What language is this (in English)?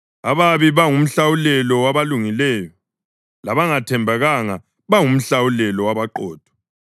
North Ndebele